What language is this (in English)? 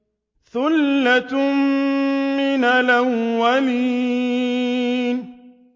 Arabic